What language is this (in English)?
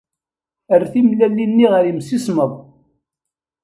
Kabyle